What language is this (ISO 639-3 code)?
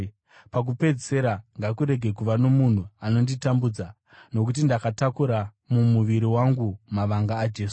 sna